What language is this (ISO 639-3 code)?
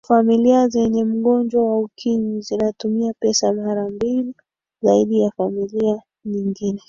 swa